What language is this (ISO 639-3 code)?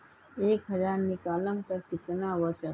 mag